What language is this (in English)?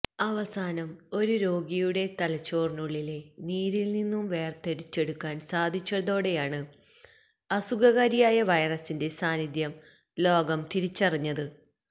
Malayalam